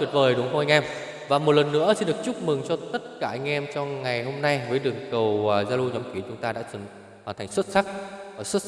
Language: Vietnamese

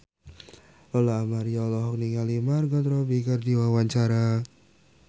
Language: Sundanese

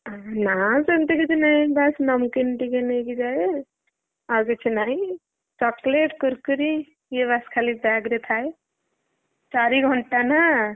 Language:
Odia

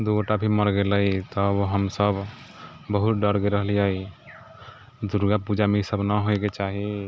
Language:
Maithili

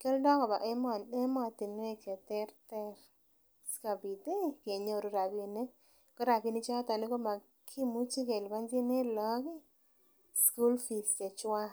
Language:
Kalenjin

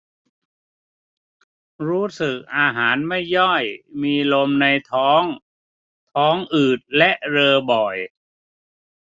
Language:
Thai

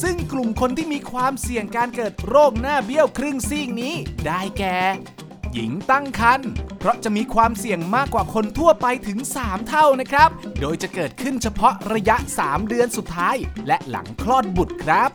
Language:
Thai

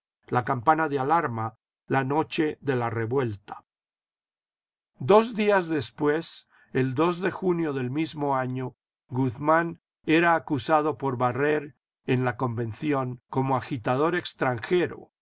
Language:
Spanish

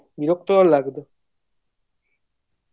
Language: Bangla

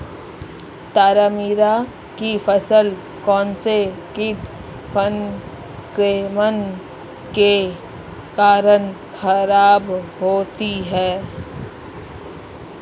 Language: Hindi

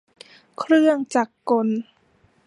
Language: Thai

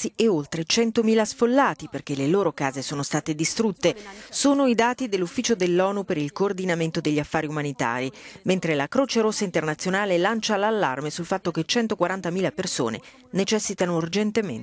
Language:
Italian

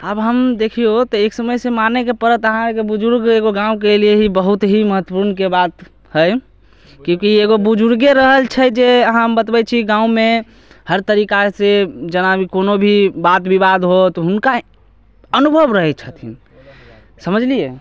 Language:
Maithili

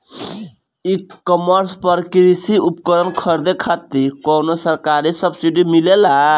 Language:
Bhojpuri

